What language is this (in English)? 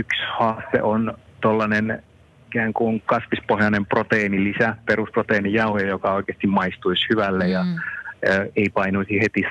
Finnish